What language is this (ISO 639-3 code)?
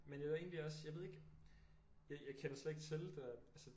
dan